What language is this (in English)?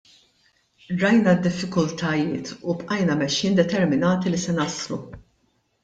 Maltese